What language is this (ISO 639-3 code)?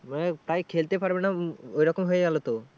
ben